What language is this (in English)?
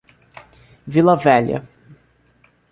Portuguese